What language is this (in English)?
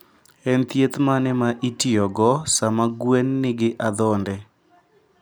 Luo (Kenya and Tanzania)